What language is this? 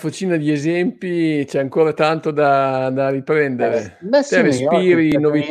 Italian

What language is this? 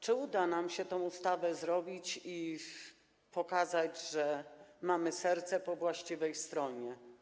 Polish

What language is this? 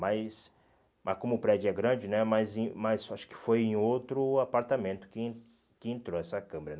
Portuguese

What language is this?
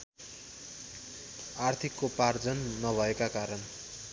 Nepali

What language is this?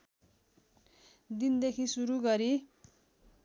Nepali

